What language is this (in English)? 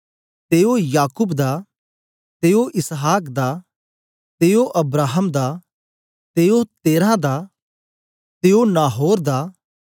Dogri